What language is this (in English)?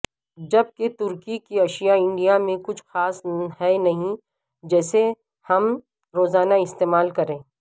Urdu